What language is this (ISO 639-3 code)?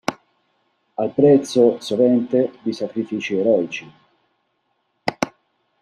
ita